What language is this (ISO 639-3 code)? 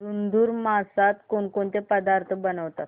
mar